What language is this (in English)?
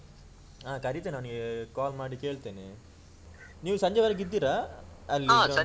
Kannada